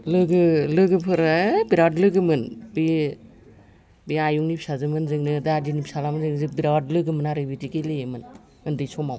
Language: Bodo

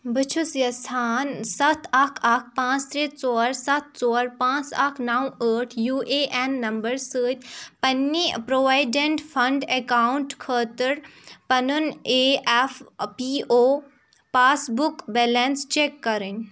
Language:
Kashmiri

